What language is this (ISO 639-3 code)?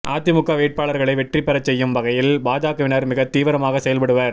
tam